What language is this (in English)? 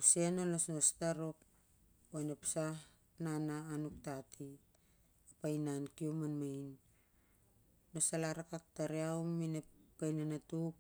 Siar-Lak